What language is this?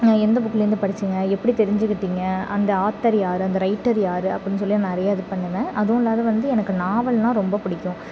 Tamil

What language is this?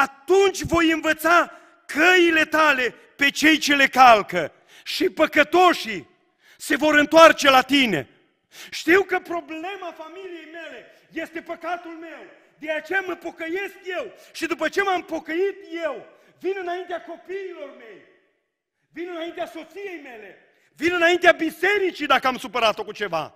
Romanian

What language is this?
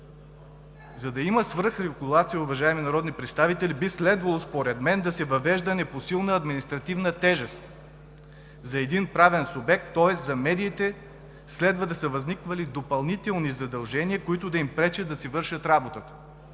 Bulgarian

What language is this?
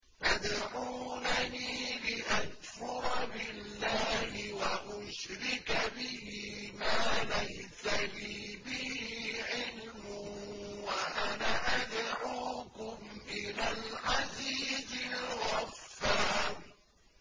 Arabic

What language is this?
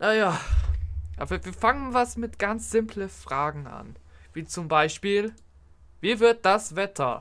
German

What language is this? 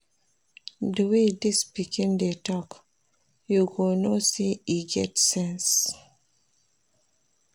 Nigerian Pidgin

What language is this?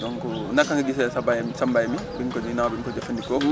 Wolof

